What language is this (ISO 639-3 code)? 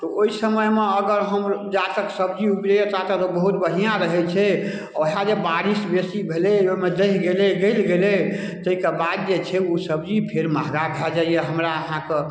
mai